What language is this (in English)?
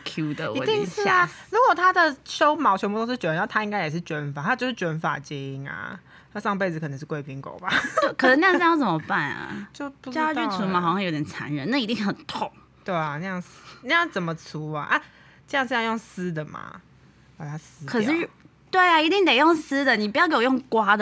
Chinese